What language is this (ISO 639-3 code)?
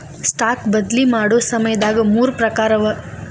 kan